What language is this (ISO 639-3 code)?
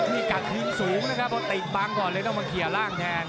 tha